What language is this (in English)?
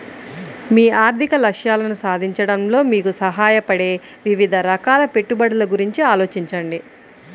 Telugu